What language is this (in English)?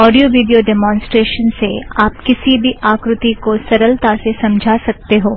Hindi